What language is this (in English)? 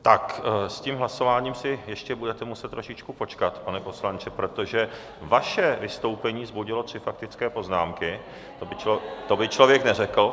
Czech